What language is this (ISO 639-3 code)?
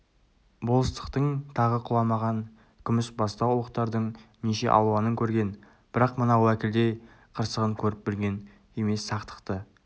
kaz